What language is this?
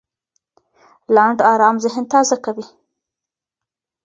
Pashto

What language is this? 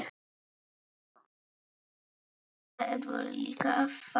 Icelandic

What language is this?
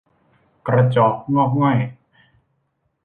Thai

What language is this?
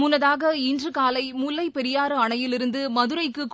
Tamil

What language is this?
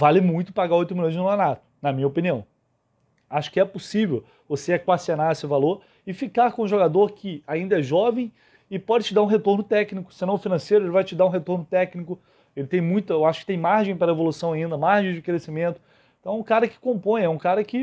Portuguese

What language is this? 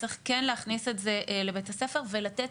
Hebrew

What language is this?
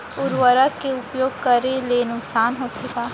Chhattisgarhi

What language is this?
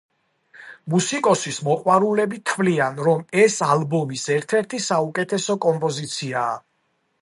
Georgian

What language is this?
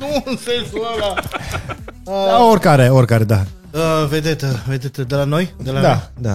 Romanian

